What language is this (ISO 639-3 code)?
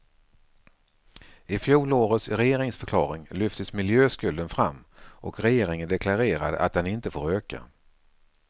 swe